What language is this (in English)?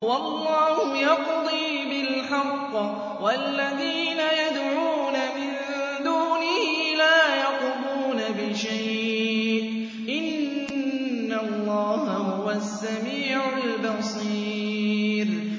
Arabic